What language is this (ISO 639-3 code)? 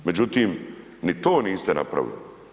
hrv